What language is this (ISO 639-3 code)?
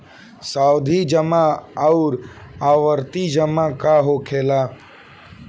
bho